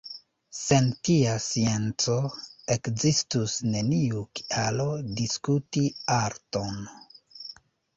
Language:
Esperanto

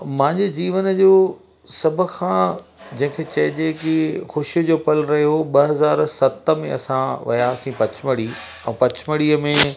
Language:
Sindhi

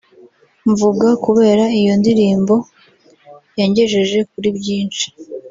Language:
Kinyarwanda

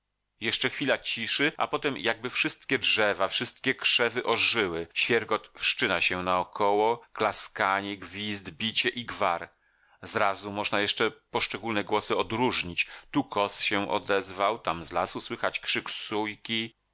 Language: Polish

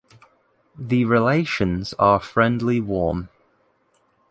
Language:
English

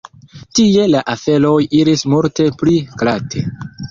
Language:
Esperanto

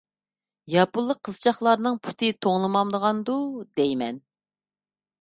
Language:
Uyghur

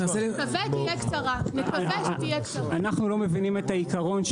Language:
Hebrew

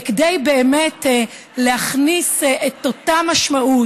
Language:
Hebrew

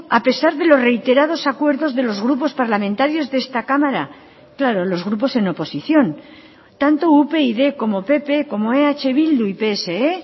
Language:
Spanish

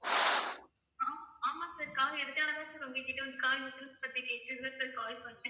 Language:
Tamil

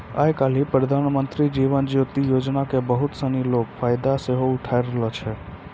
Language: Maithili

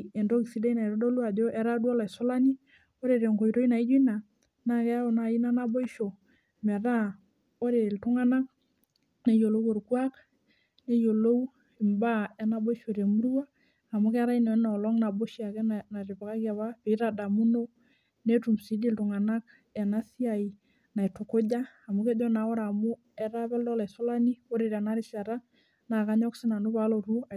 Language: Masai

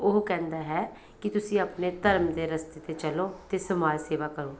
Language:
Punjabi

